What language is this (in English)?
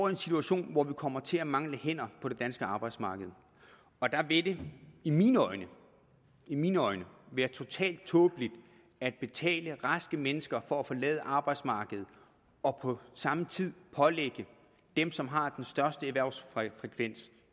Danish